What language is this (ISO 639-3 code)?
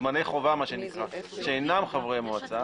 heb